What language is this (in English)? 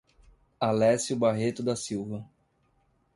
Portuguese